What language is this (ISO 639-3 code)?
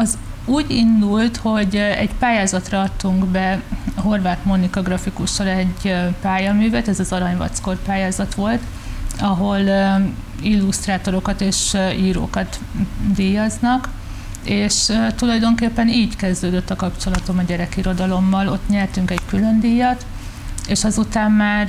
hun